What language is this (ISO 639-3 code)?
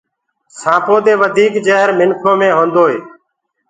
ggg